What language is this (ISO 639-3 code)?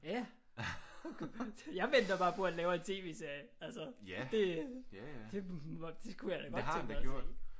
dan